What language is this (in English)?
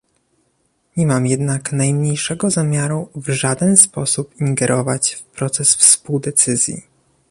Polish